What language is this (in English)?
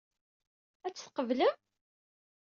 Kabyle